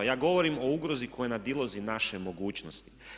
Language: Croatian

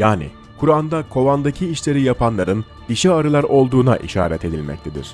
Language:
Turkish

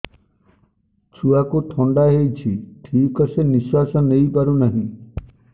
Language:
Odia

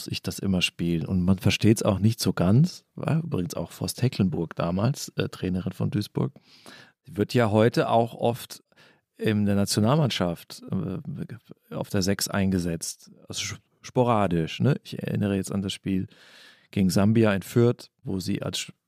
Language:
German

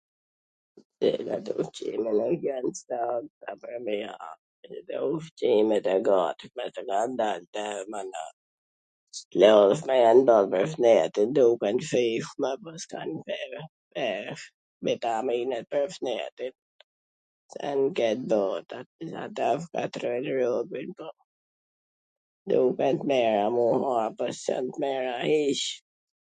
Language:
Gheg Albanian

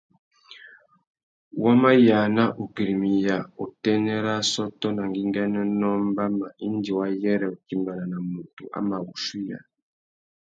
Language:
Tuki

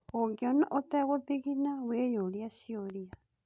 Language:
Kikuyu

